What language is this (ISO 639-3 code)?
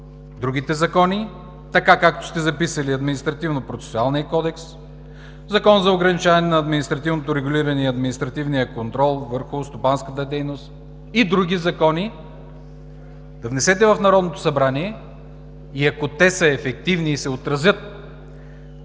bul